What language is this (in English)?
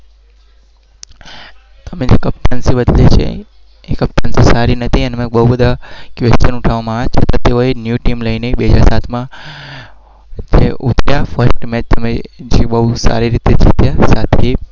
Gujarati